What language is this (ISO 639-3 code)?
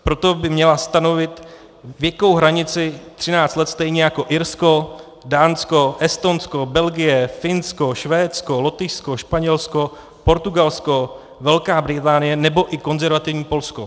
ces